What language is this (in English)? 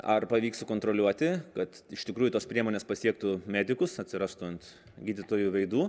Lithuanian